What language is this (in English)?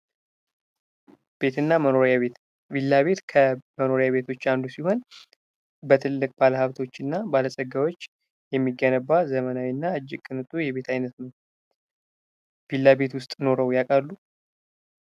Amharic